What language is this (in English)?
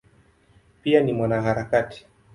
Swahili